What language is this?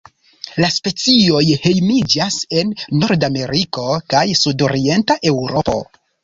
Esperanto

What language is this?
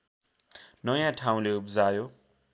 Nepali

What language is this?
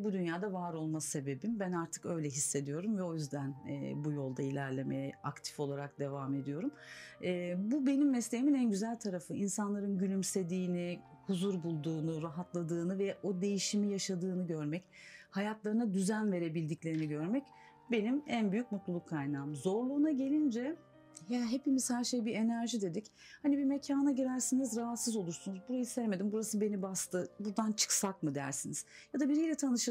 Turkish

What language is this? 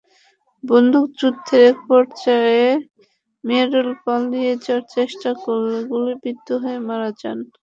Bangla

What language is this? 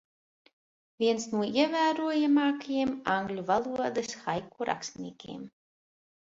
Latvian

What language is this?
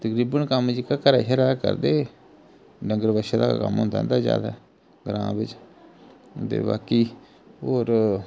Dogri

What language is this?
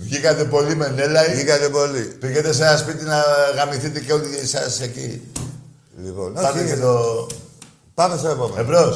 Greek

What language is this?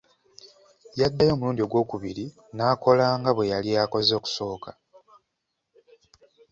Ganda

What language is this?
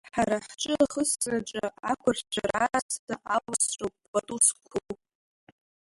Abkhazian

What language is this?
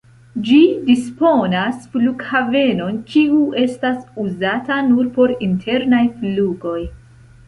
Esperanto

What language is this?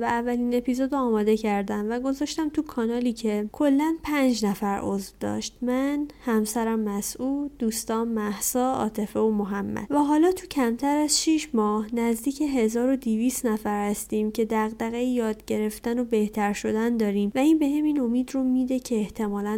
Persian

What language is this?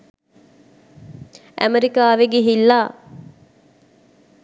Sinhala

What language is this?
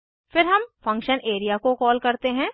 Hindi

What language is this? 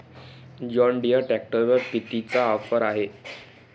Marathi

